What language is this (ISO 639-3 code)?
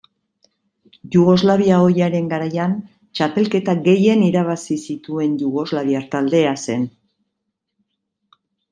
eus